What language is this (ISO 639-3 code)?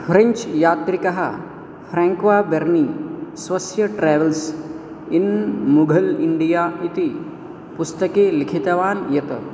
san